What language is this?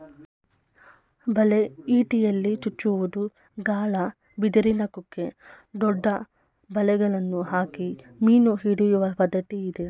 Kannada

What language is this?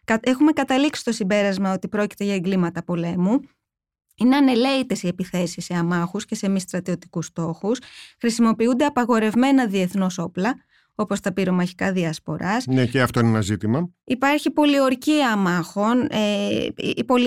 Greek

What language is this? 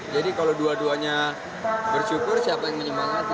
Indonesian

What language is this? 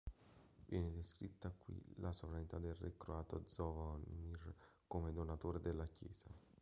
Italian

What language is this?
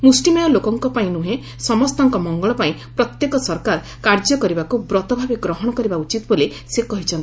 Odia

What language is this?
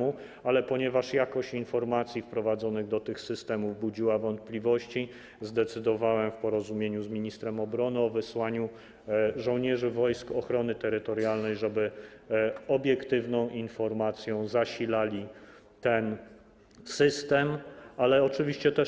Polish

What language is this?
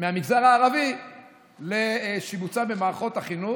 Hebrew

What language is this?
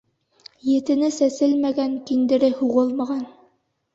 Bashkir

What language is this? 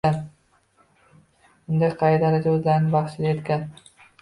Uzbek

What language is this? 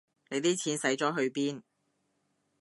Cantonese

